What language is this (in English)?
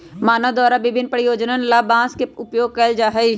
Magahi